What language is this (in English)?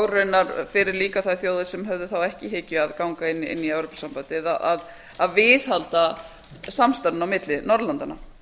Icelandic